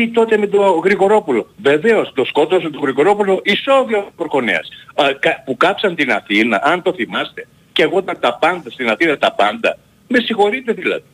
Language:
Greek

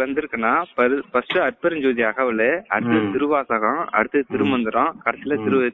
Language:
Tamil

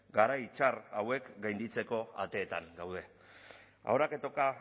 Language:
Basque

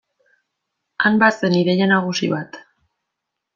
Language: Basque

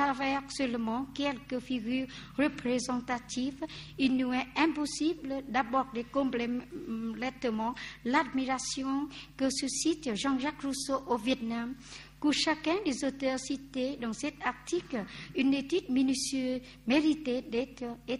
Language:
French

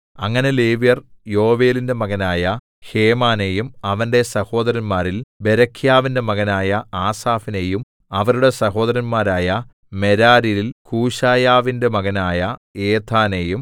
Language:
Malayalam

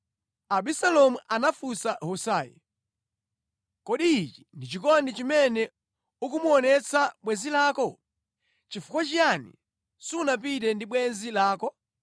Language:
Nyanja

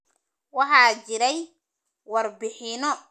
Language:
Somali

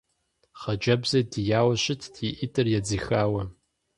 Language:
Kabardian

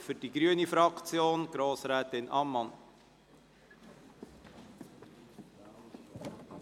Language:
Swiss German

